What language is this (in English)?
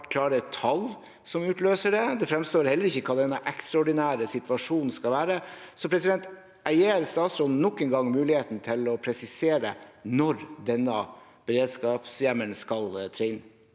Norwegian